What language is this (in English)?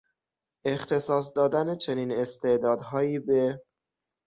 Persian